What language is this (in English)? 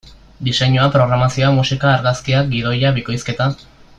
Basque